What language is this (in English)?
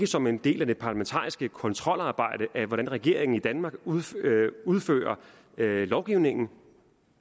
Danish